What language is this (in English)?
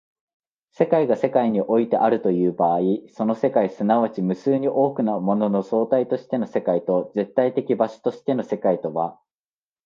Japanese